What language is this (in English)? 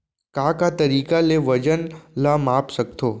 Chhattisgarhi